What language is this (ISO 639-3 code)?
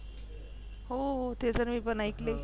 mar